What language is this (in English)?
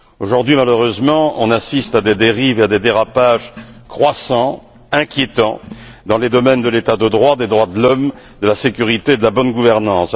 French